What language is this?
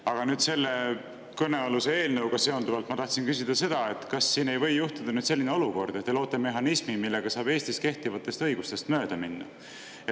Estonian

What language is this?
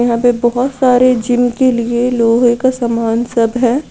Hindi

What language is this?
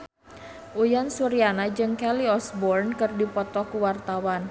Sundanese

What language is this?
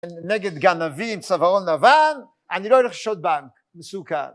Hebrew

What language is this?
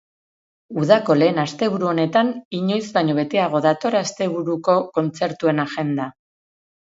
Basque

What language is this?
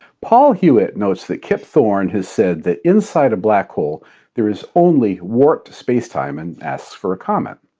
English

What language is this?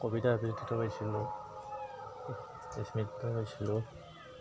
Assamese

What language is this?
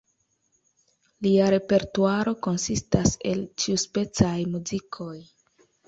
Esperanto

